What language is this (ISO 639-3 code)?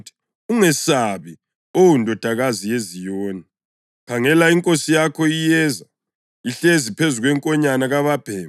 nde